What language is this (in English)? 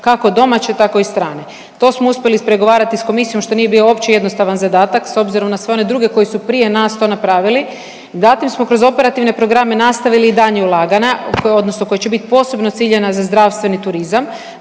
Croatian